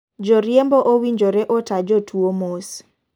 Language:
Luo (Kenya and Tanzania)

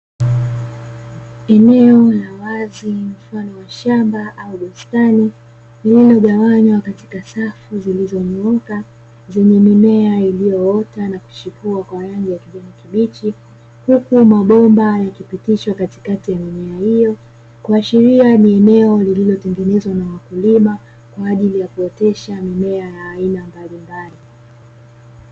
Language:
Swahili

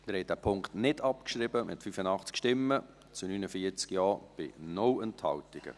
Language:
Swiss German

